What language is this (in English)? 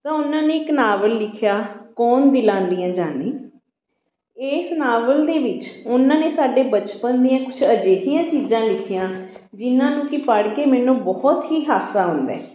Punjabi